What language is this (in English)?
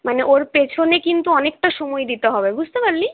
Bangla